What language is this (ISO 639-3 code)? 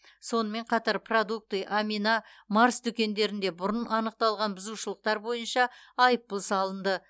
kaz